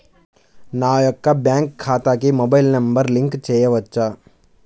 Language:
Telugu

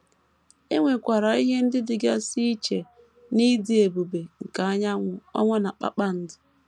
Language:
Igbo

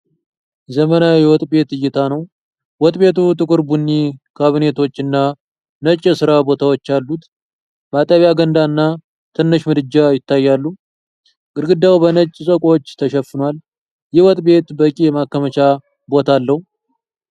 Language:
Amharic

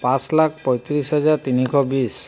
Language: Assamese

